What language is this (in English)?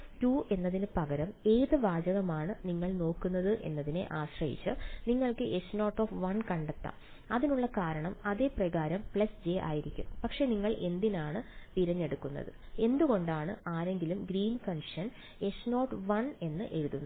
Malayalam